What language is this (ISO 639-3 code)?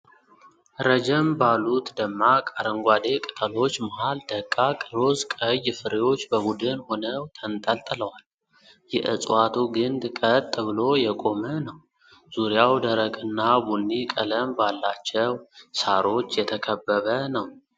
amh